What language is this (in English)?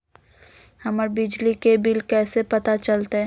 Magahi